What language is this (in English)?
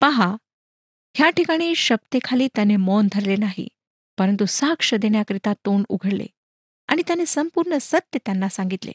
Marathi